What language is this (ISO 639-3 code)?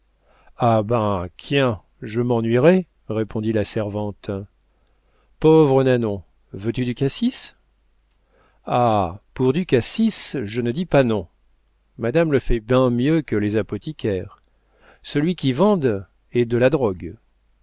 fra